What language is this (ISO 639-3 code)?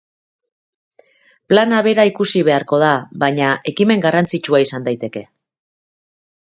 eus